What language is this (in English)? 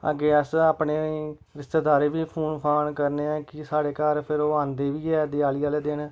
Dogri